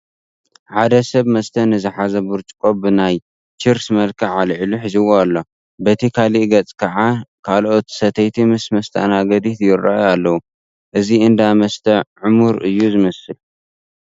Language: Tigrinya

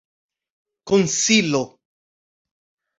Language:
Esperanto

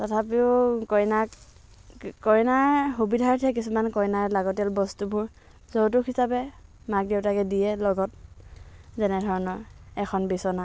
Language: Assamese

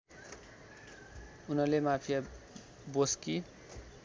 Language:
Nepali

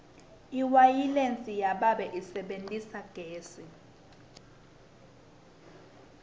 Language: Swati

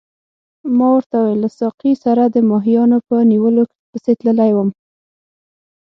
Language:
Pashto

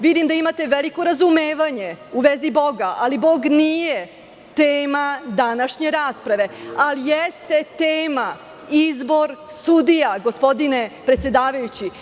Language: Serbian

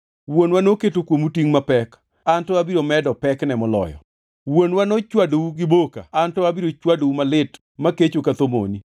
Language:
Luo (Kenya and Tanzania)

